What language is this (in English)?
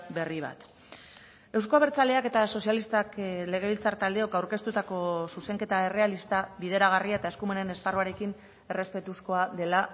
Basque